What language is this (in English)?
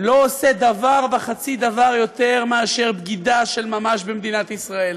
Hebrew